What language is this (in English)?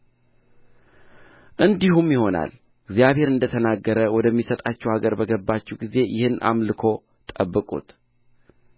Amharic